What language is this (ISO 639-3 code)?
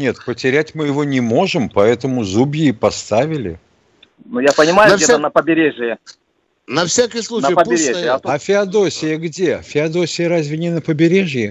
rus